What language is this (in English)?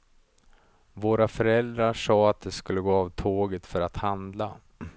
Swedish